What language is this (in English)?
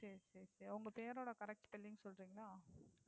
Tamil